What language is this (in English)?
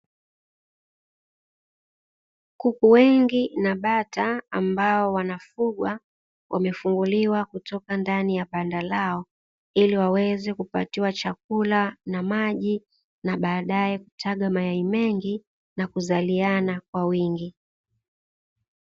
Swahili